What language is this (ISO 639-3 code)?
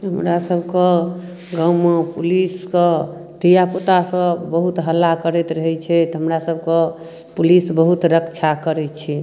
mai